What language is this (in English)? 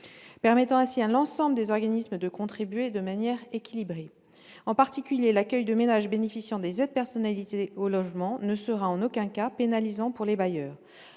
French